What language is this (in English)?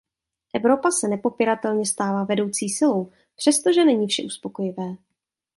Czech